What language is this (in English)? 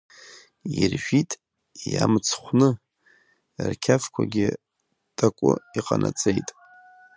Abkhazian